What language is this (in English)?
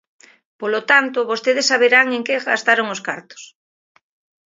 Galician